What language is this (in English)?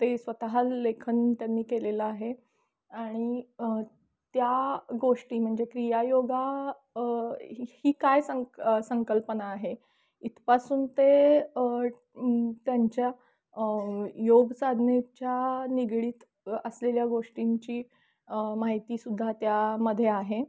Marathi